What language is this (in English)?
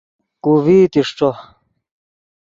Yidgha